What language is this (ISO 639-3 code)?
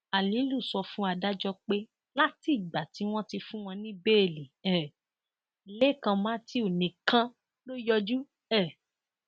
yor